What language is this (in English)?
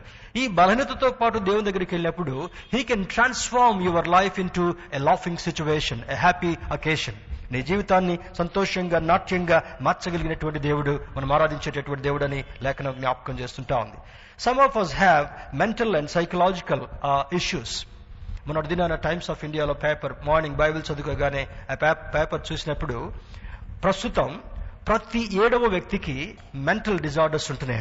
Telugu